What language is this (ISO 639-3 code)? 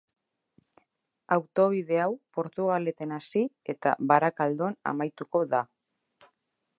eus